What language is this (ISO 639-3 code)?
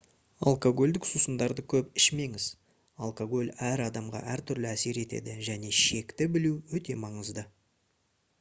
kaz